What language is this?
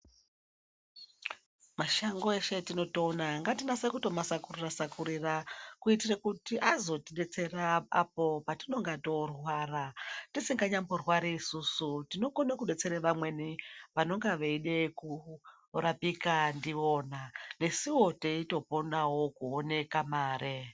Ndau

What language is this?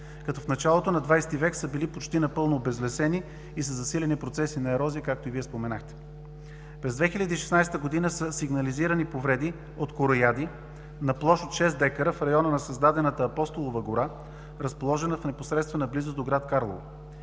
Bulgarian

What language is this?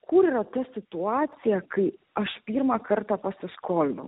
Lithuanian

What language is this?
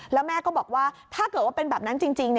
Thai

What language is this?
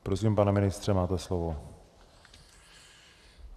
Czech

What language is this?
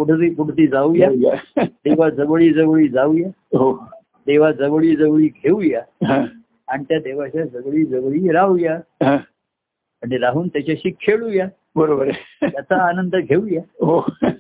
Marathi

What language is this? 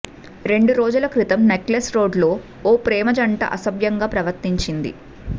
Telugu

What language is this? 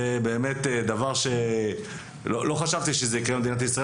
Hebrew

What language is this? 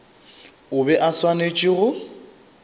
Northern Sotho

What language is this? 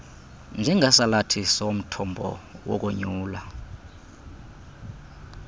Xhosa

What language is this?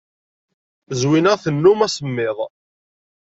Kabyle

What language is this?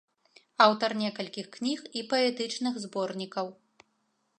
Belarusian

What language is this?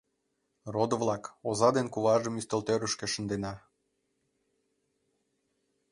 Mari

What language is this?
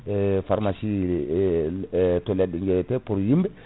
Fula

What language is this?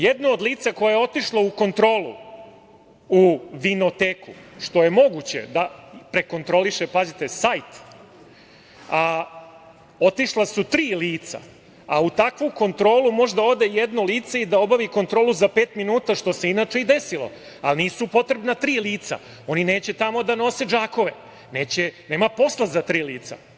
Serbian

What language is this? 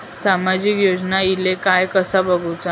Marathi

